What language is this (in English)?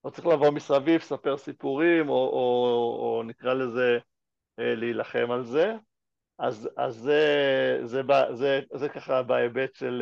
Hebrew